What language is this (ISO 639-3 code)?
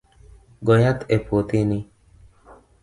luo